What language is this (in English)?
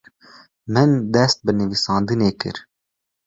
Kurdish